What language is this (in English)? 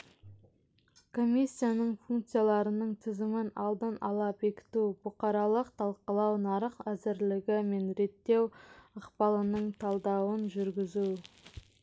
Kazakh